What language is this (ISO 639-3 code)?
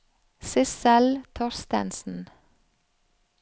nor